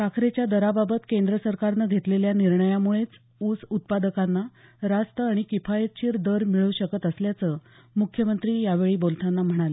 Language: Marathi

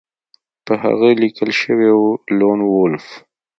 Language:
Pashto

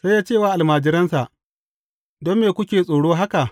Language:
Hausa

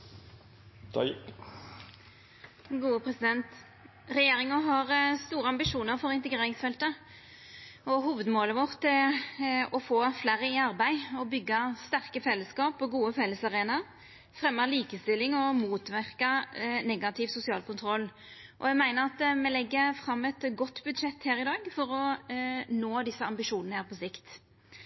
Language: Norwegian Nynorsk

